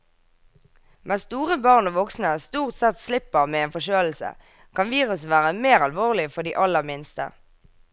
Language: Norwegian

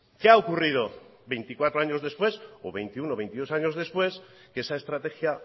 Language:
Spanish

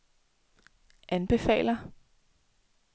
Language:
Danish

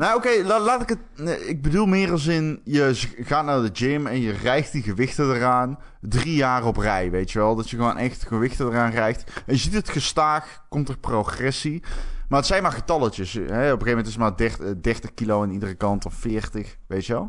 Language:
Dutch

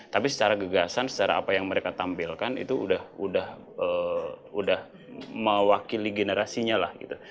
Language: Indonesian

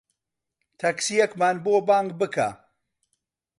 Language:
Central Kurdish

